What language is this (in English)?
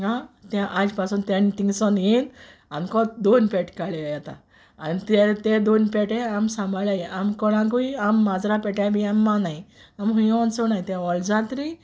Konkani